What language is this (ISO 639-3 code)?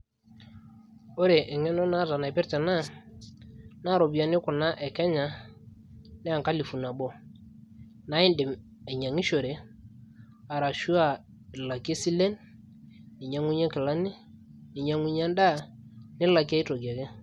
mas